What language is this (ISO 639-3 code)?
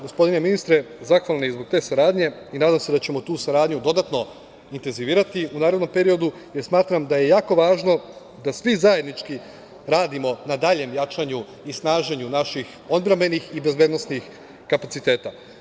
srp